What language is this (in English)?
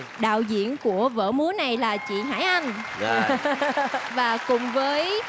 Vietnamese